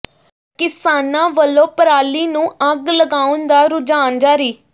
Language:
Punjabi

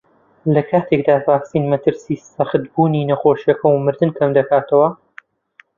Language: Central Kurdish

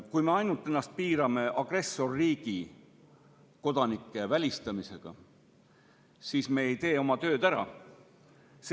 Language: Estonian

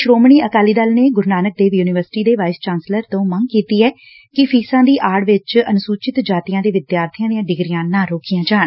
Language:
Punjabi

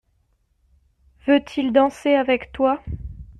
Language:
French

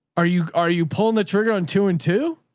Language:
English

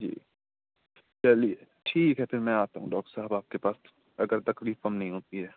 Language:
Urdu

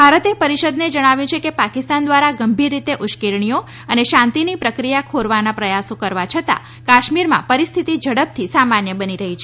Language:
Gujarati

